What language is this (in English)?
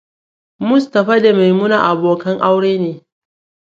Hausa